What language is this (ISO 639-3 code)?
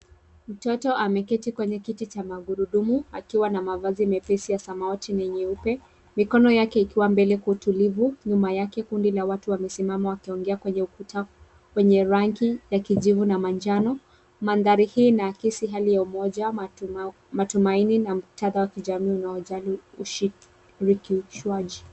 swa